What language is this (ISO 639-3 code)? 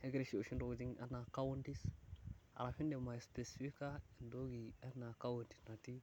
mas